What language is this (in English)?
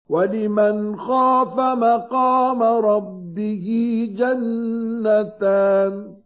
Arabic